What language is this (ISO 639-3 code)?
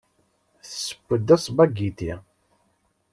kab